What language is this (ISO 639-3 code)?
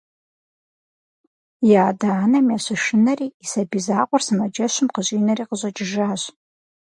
kbd